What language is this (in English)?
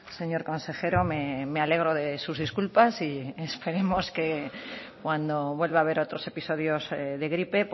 Spanish